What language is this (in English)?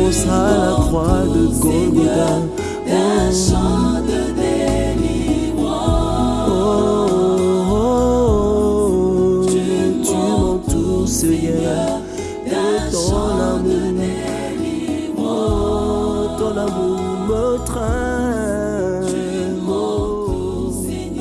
French